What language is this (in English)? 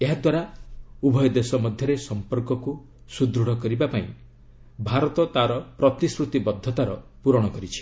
Odia